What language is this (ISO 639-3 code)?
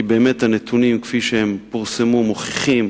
heb